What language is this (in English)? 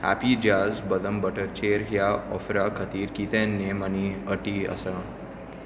Konkani